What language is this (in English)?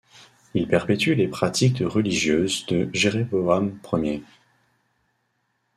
French